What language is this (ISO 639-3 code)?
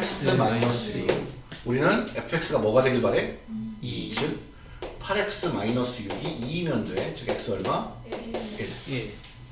kor